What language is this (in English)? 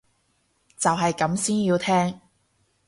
Cantonese